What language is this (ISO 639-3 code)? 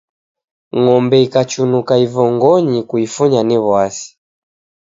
dav